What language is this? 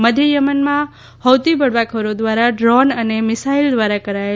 Gujarati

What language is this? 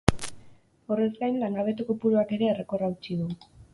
Basque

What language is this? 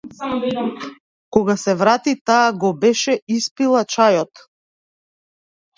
Macedonian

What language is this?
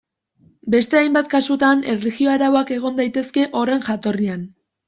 Basque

